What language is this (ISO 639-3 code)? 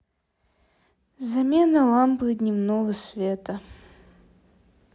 rus